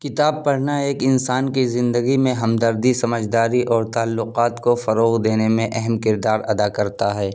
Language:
Urdu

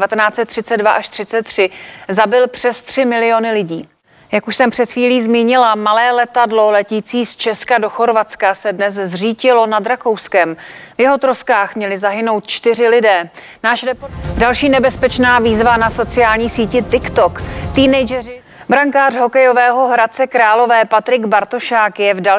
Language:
Czech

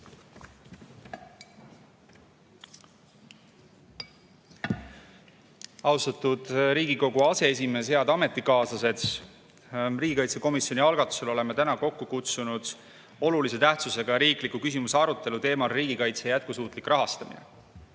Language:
Estonian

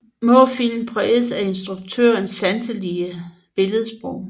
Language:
Danish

